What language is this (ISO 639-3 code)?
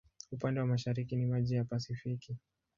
swa